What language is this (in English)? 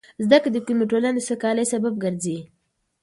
Pashto